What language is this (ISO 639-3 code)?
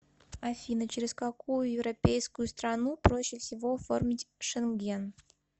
rus